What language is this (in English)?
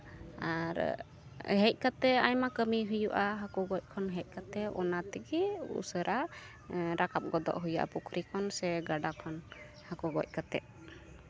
Santali